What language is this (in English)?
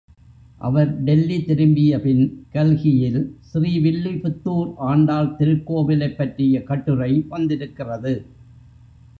Tamil